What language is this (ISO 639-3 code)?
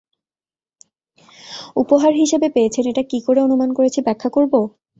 ben